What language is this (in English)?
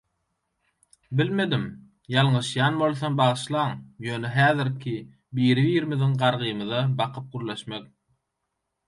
Turkmen